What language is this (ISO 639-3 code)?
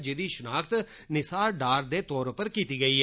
doi